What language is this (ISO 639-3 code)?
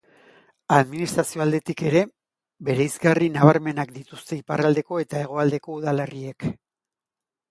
eus